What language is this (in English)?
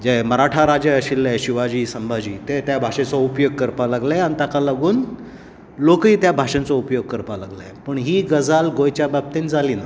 Konkani